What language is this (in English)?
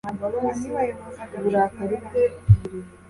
Kinyarwanda